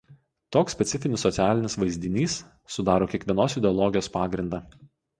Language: Lithuanian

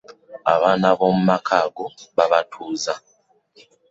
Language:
Ganda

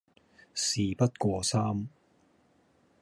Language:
Cantonese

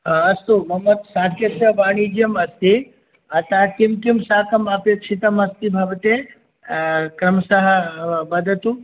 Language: Sanskrit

